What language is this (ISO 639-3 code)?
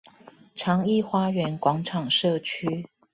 zho